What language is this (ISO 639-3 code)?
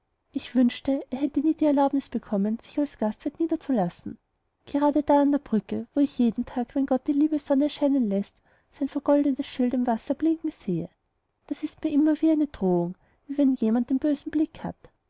deu